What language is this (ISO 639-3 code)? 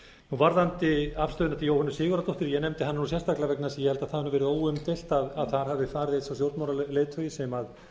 isl